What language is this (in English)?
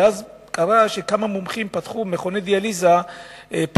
Hebrew